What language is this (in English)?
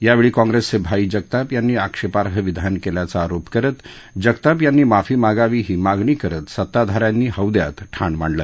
Marathi